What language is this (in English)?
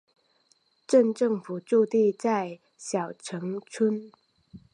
Chinese